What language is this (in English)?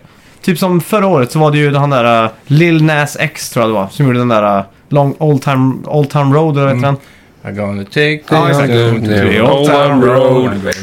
Swedish